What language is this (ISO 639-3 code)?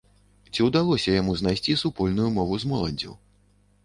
bel